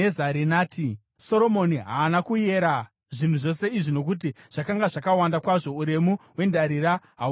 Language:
Shona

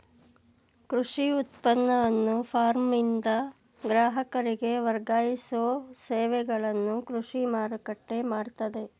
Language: Kannada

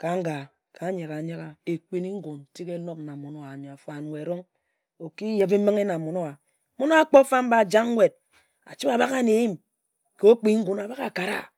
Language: Ejagham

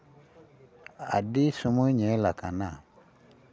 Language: Santali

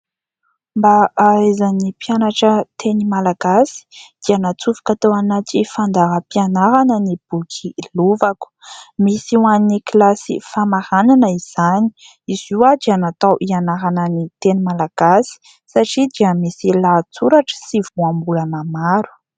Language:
Malagasy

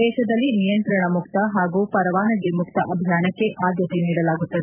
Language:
Kannada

